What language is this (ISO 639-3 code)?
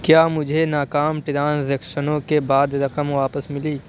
urd